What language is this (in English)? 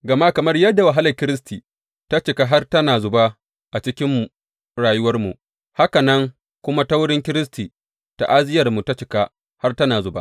Hausa